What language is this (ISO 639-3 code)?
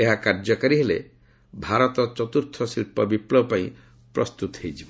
ori